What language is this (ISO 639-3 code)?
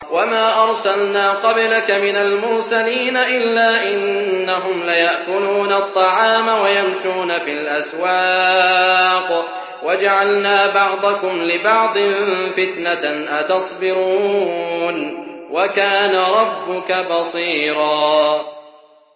ara